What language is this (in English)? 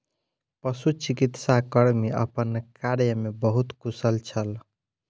Maithili